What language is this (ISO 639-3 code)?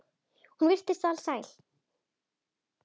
isl